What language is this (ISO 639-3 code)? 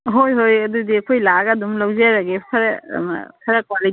mni